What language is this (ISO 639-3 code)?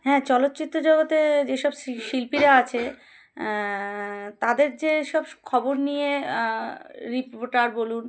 ben